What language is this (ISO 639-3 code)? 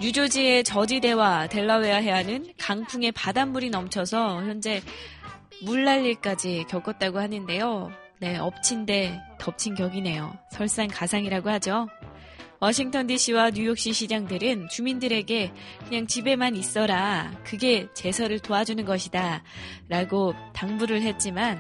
kor